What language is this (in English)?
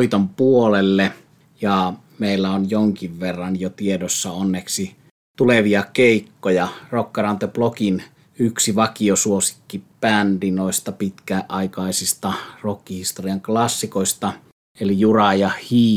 Finnish